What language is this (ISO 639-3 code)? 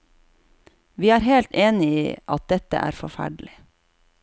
nor